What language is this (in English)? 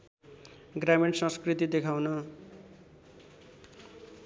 Nepali